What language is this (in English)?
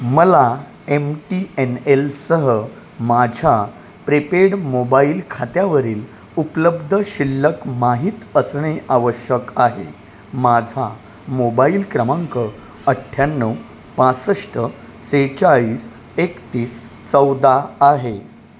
Marathi